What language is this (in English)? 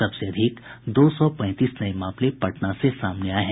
Hindi